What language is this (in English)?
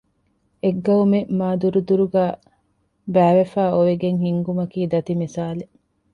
Divehi